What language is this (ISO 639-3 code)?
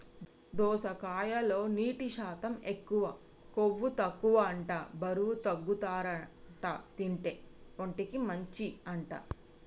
tel